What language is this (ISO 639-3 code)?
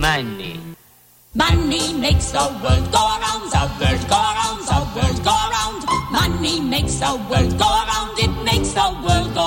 ukr